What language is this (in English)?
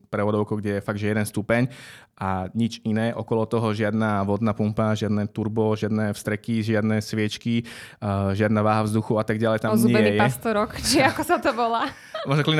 Slovak